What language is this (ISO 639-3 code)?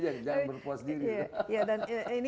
ind